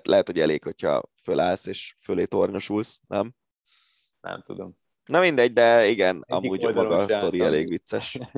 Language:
Hungarian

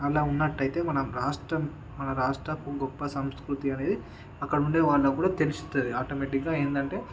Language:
Telugu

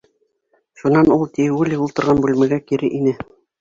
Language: Bashkir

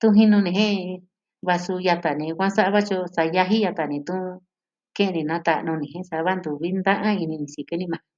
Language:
Southwestern Tlaxiaco Mixtec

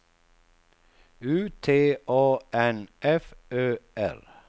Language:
Swedish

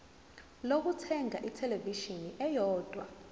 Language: Zulu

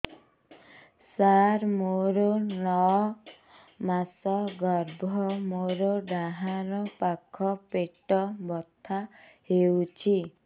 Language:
Odia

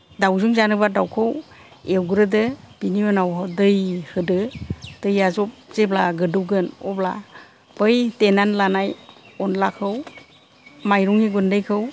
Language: Bodo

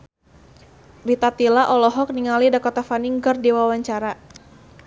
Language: Sundanese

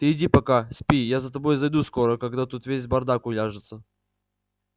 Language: Russian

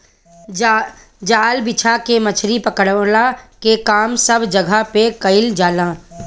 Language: Bhojpuri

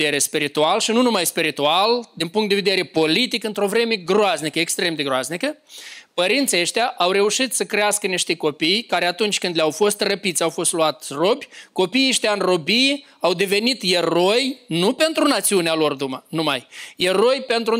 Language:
Romanian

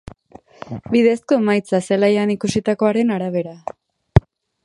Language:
Basque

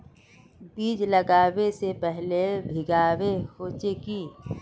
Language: Magahi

